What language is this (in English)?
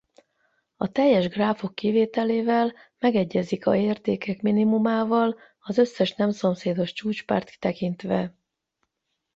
Hungarian